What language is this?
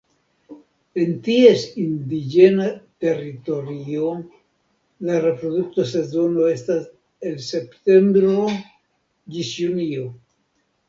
Esperanto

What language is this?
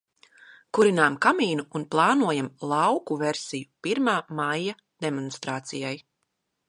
Latvian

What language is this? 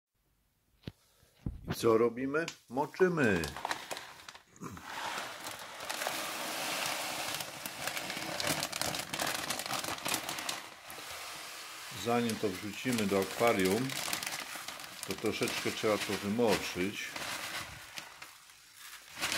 Polish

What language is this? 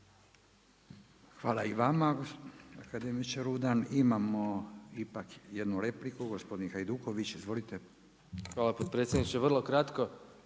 Croatian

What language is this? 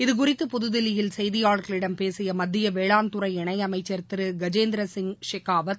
Tamil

